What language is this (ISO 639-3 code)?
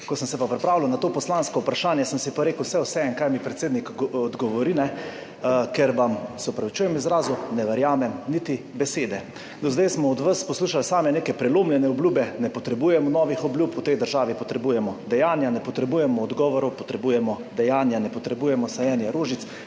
slv